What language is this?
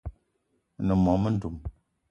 Eton (Cameroon)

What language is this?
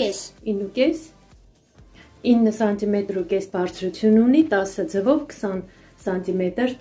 Romanian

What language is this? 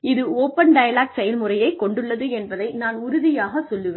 Tamil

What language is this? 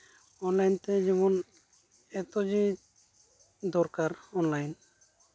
Santali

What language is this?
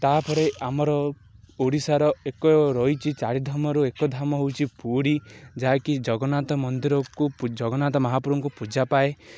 Odia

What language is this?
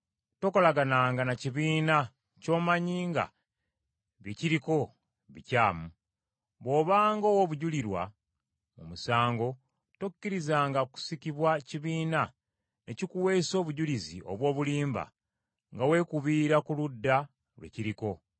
Ganda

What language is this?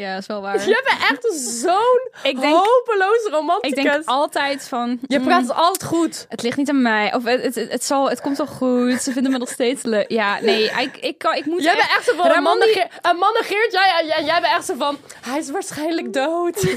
Dutch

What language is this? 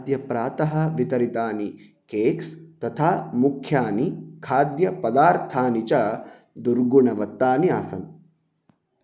Sanskrit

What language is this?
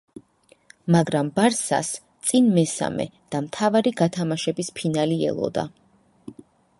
Georgian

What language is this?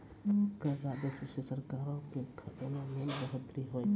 Maithili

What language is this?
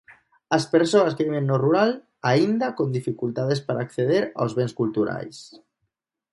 Galician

